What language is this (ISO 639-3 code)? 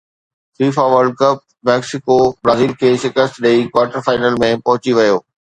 snd